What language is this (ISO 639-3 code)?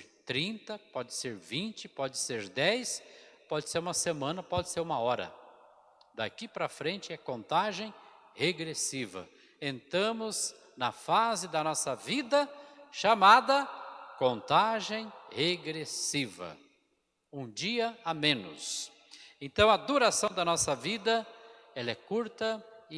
por